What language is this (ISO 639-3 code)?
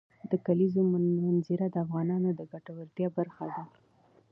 pus